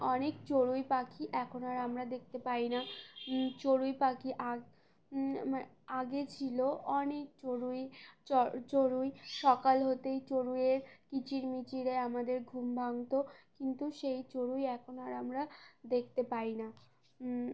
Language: Bangla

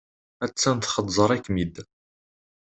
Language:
Kabyle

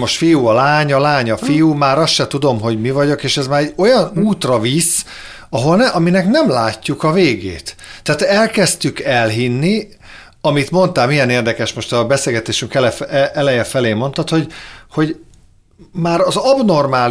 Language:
Hungarian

